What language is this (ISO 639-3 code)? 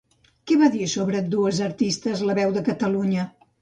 cat